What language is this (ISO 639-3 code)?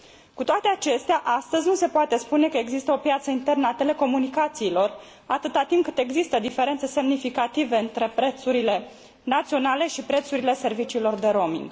ron